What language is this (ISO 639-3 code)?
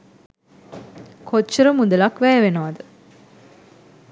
sin